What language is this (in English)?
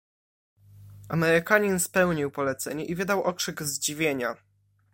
Polish